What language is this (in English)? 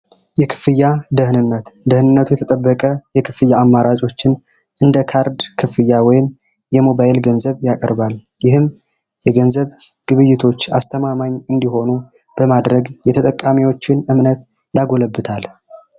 Amharic